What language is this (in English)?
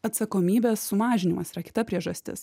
Lithuanian